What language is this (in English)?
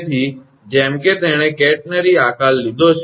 Gujarati